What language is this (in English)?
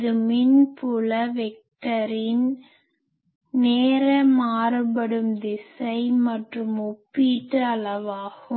Tamil